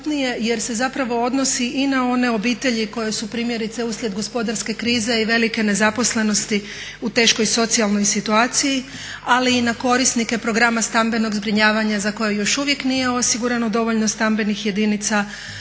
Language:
Croatian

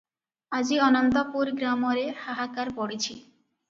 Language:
Odia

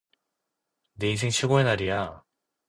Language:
Korean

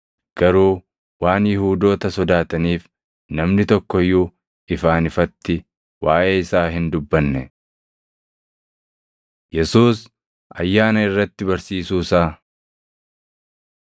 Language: Oromo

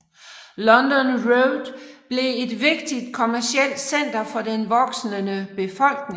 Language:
Danish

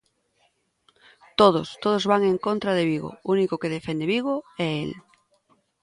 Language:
Galician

